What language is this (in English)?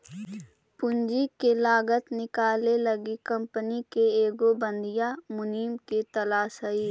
Magahi